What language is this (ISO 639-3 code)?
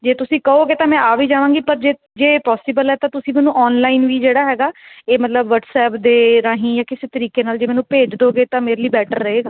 pan